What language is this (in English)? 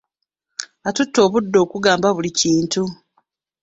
Ganda